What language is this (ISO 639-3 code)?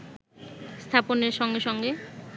ben